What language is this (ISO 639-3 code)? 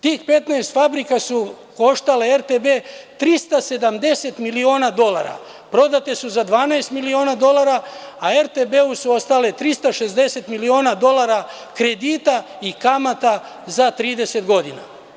srp